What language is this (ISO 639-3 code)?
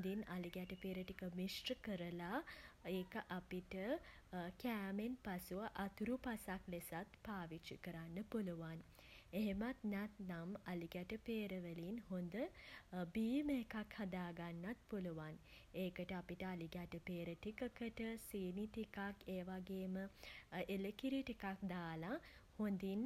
sin